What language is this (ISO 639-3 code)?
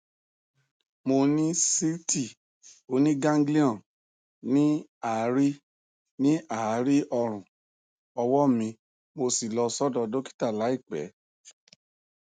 yor